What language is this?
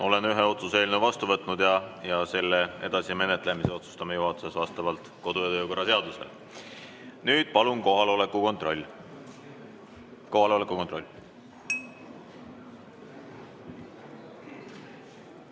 Estonian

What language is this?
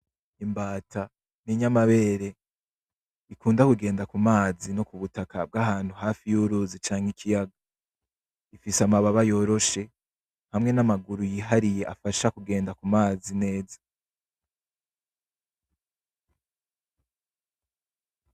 Rundi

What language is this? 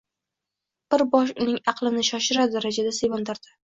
Uzbek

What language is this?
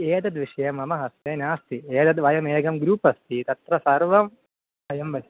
Sanskrit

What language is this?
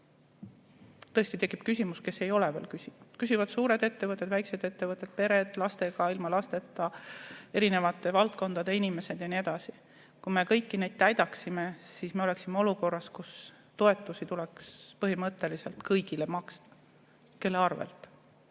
Estonian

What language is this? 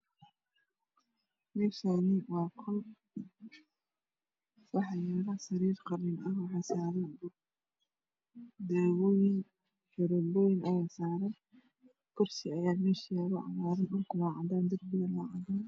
Somali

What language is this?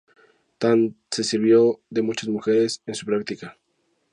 Spanish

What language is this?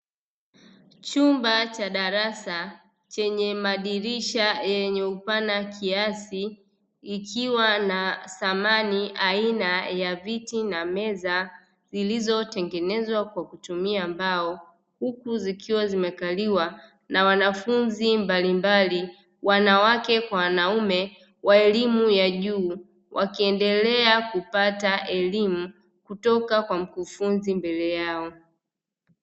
Swahili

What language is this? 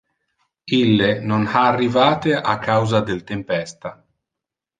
Interlingua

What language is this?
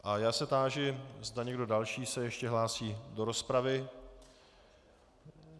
Czech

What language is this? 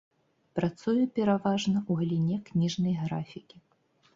Belarusian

